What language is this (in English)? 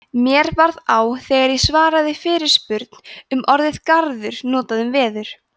Icelandic